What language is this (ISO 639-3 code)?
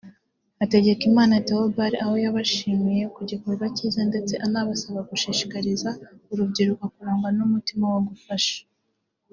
kin